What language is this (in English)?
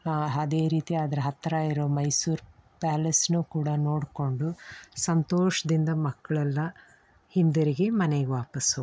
Kannada